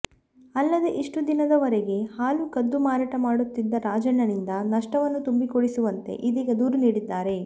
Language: Kannada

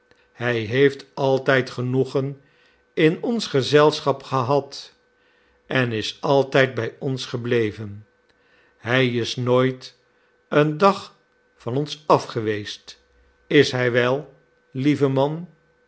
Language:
Dutch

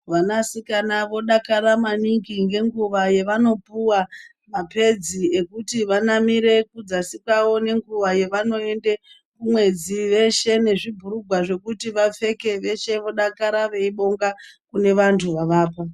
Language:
Ndau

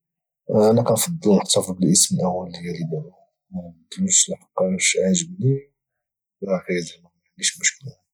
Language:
Moroccan Arabic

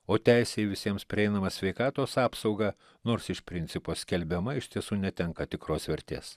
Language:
Lithuanian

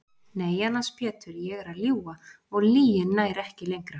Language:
Icelandic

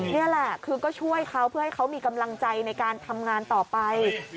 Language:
Thai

